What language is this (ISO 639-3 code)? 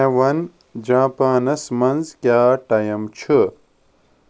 kas